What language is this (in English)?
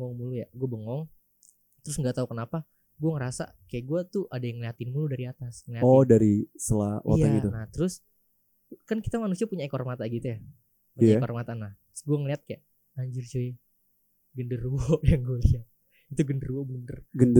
Indonesian